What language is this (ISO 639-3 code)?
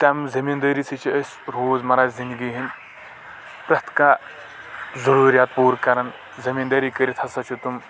kas